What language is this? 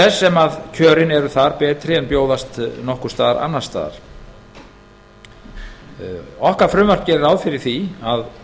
Icelandic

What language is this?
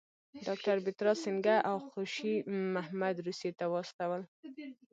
Pashto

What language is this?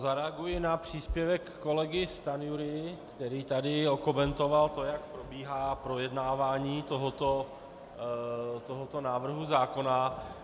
Czech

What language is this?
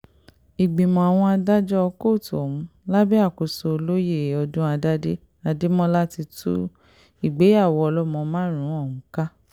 Yoruba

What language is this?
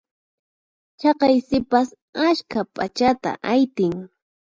Puno Quechua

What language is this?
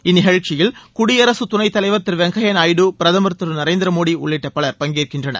Tamil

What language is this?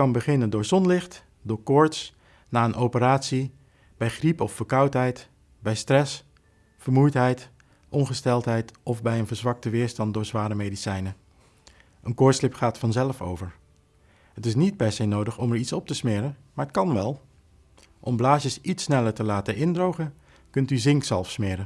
Dutch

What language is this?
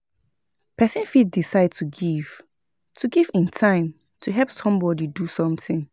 Nigerian Pidgin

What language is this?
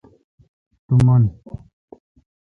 Kalkoti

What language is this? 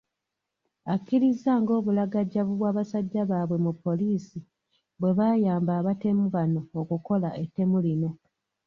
Ganda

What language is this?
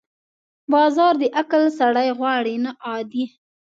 Pashto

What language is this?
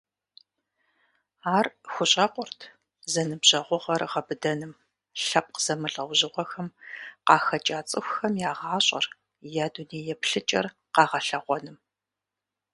Kabardian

